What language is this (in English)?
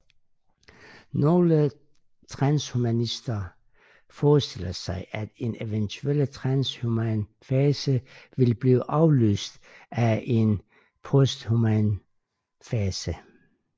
Danish